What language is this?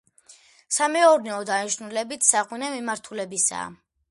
Georgian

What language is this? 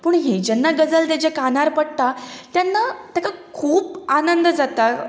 Konkani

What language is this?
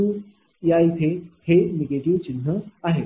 Marathi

